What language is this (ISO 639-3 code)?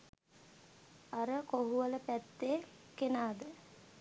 sin